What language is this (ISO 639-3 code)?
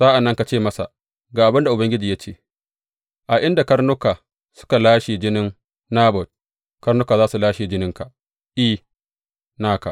hau